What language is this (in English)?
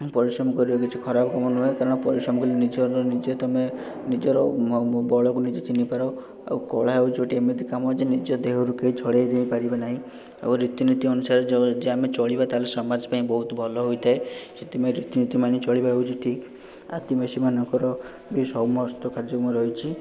Odia